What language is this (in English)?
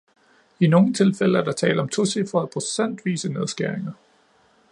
Danish